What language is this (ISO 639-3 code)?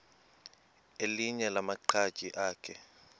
xho